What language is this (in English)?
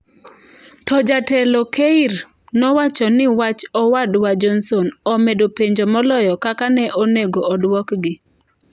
Luo (Kenya and Tanzania)